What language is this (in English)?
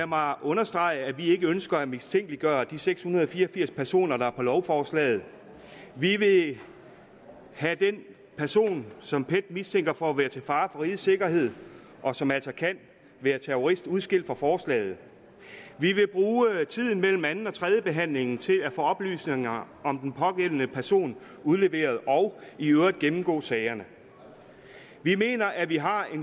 Danish